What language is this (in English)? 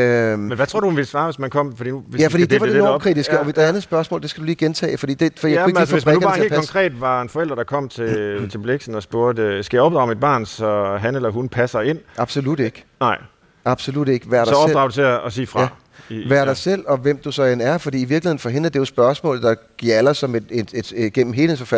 Danish